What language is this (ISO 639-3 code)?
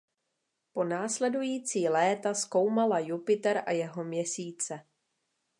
ces